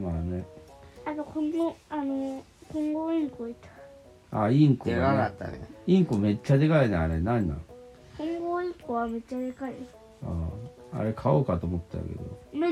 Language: Japanese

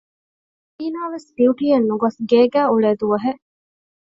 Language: Divehi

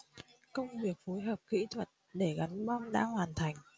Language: Vietnamese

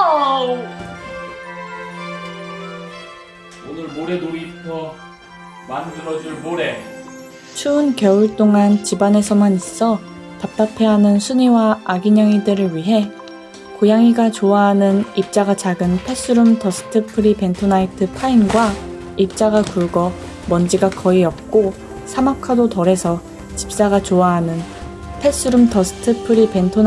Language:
Korean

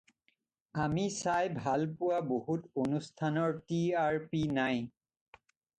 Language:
Assamese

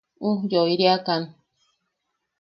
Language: Yaqui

